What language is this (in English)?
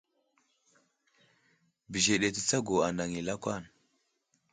Wuzlam